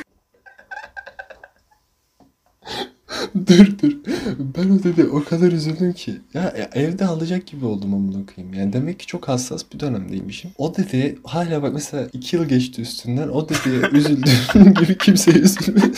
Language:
Turkish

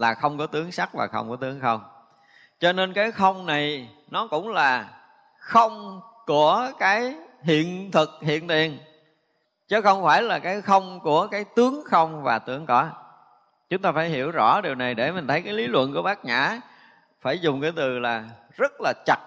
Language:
Vietnamese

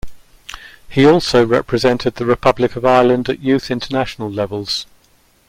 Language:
English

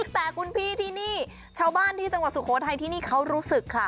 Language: Thai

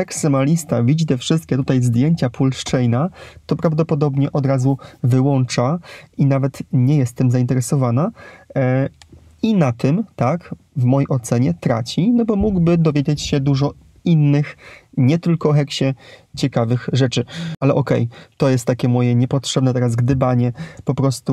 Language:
Polish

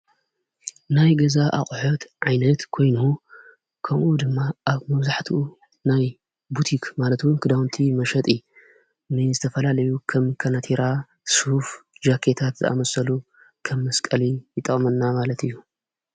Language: Tigrinya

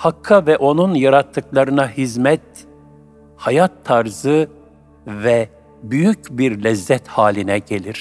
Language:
Turkish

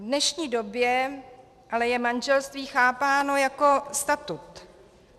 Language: Czech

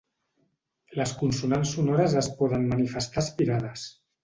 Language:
Catalan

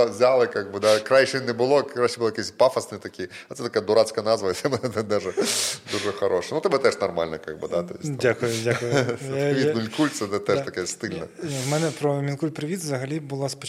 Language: Ukrainian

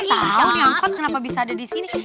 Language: Indonesian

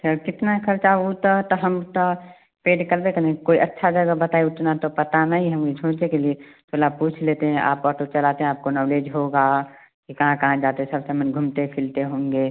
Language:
Hindi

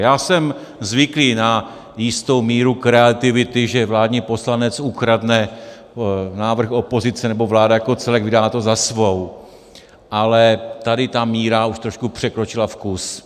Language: Czech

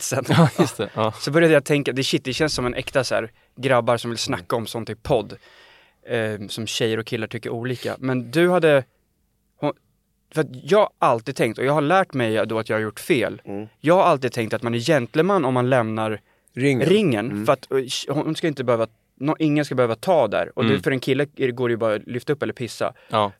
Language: Swedish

